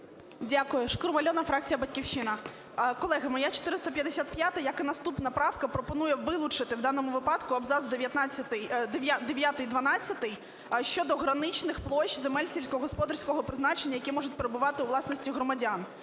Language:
Ukrainian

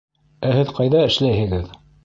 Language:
Bashkir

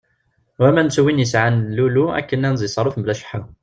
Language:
Kabyle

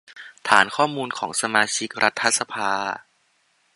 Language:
Thai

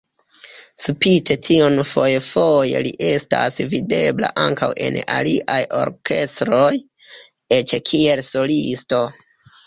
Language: Esperanto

